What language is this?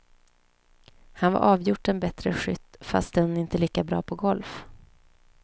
Swedish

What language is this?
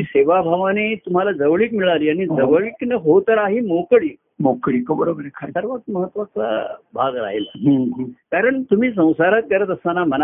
Marathi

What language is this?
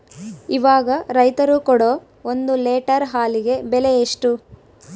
Kannada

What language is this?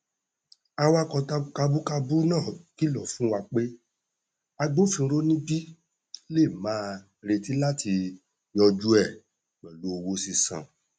Yoruba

